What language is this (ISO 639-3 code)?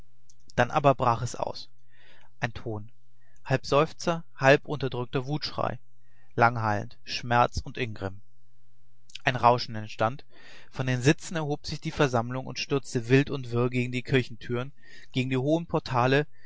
deu